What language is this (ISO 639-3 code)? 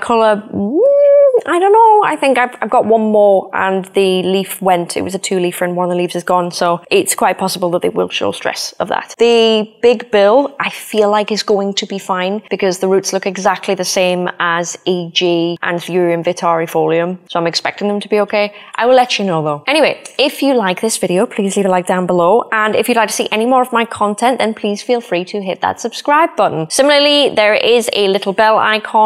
eng